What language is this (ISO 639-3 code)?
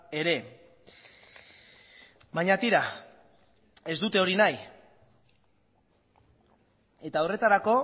eus